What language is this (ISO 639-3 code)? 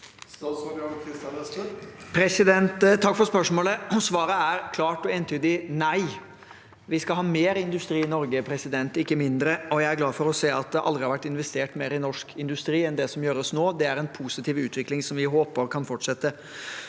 nor